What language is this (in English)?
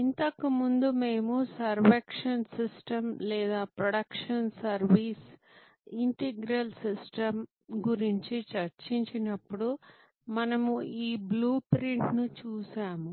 Telugu